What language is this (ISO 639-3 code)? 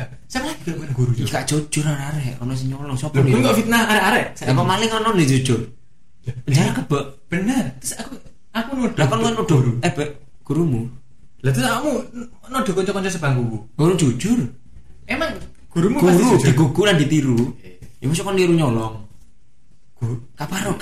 ind